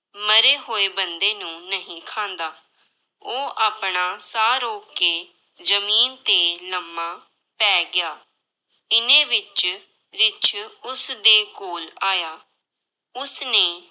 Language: Punjabi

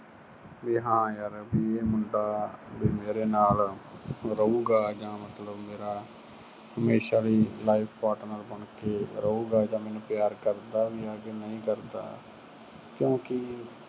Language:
Punjabi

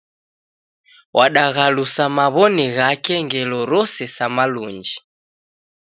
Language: Taita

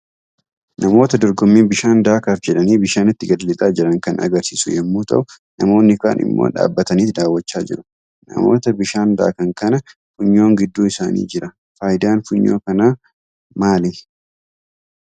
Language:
Oromo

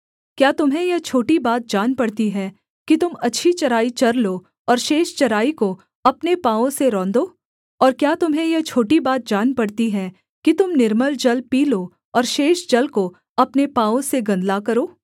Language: Hindi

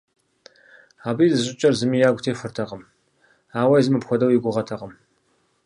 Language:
Kabardian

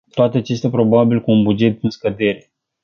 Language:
Romanian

